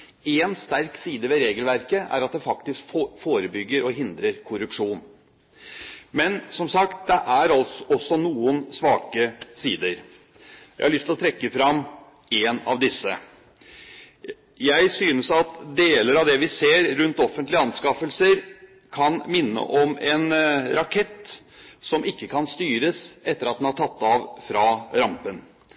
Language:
Norwegian Bokmål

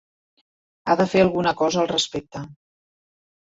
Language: Catalan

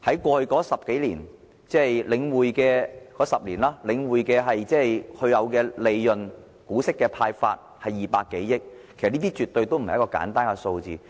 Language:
Cantonese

